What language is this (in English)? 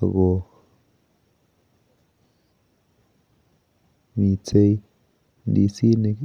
Kalenjin